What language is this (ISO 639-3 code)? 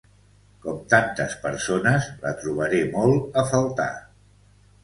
cat